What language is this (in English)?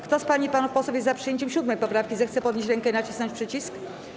Polish